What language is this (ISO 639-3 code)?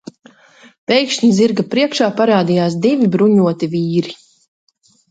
lav